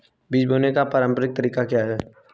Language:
Hindi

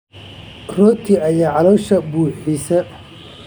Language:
Somali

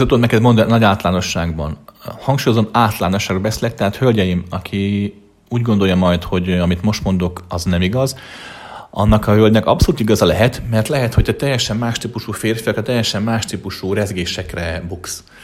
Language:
Hungarian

